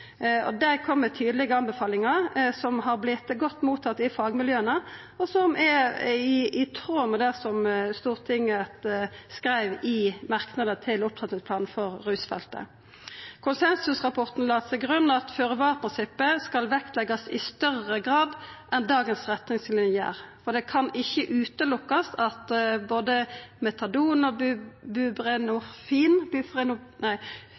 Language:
Norwegian Nynorsk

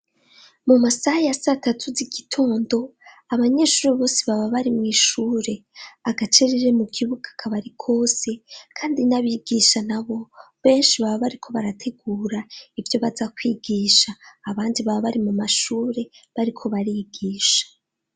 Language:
Rundi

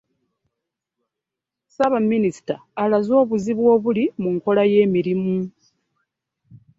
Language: Ganda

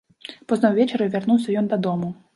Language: Belarusian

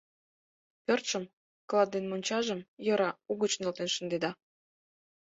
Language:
Mari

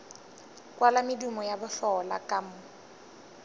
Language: Northern Sotho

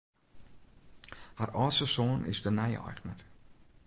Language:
Western Frisian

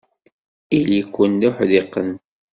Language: Kabyle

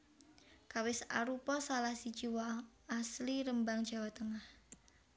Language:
Javanese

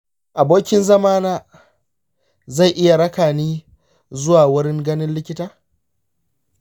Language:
Hausa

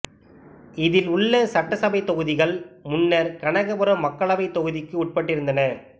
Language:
Tamil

